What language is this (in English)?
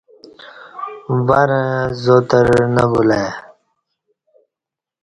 Kati